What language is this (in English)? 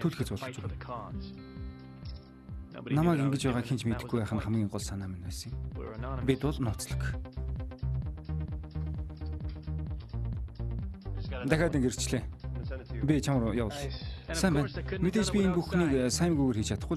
Turkish